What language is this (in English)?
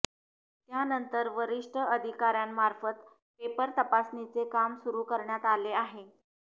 Marathi